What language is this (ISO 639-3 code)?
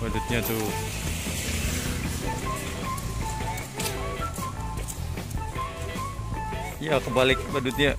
ind